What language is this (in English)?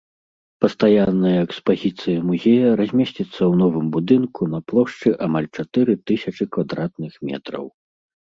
Belarusian